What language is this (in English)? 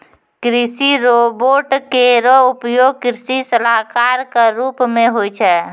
Maithili